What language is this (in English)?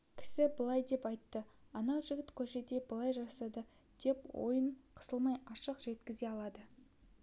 Kazakh